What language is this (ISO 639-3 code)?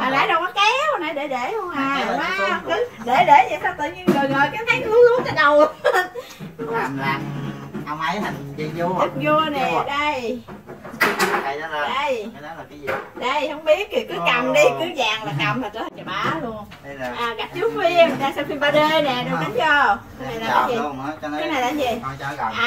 vie